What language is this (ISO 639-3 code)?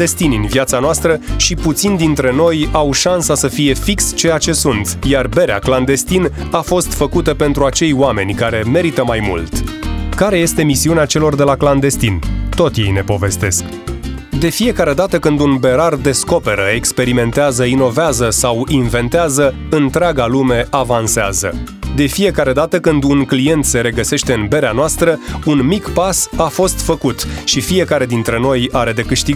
ron